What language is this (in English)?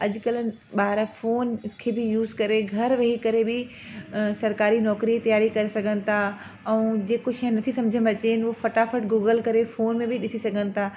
Sindhi